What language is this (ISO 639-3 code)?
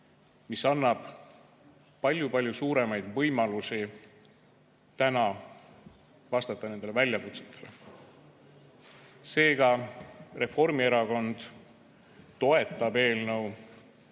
est